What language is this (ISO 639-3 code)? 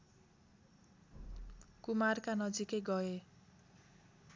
nep